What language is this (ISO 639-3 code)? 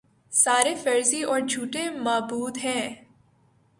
urd